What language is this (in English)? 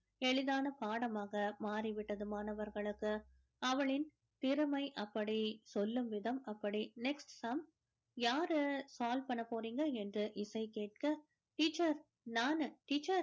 Tamil